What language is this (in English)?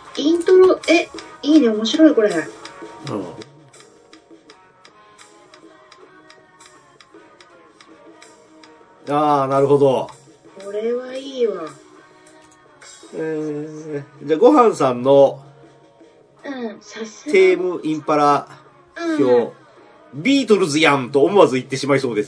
Japanese